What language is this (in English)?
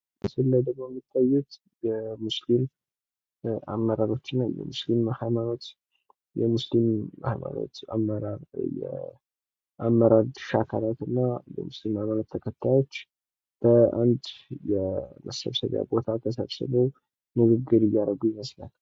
Amharic